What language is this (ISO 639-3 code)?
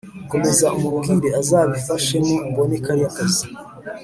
kin